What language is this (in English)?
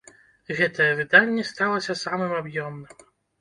Belarusian